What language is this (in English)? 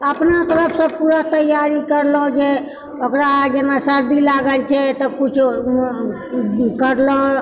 Maithili